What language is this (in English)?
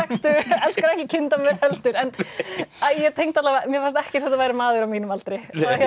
Icelandic